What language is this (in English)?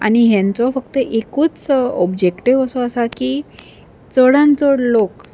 Konkani